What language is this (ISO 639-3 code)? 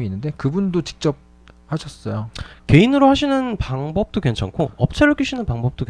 kor